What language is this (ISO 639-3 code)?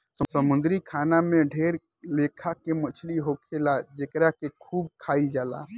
bho